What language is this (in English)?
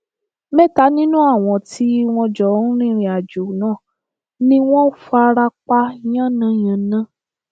Yoruba